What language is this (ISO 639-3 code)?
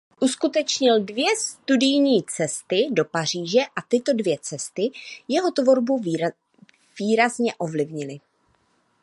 ces